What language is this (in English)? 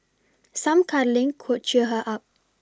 English